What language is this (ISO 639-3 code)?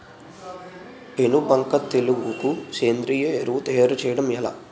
tel